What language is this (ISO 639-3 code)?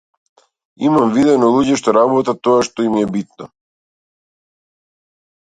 mkd